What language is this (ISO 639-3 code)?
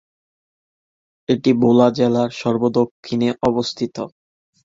ben